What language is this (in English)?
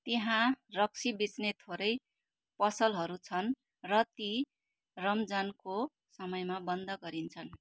Nepali